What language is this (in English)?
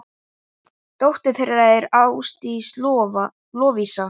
Icelandic